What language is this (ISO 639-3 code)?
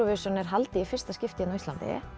isl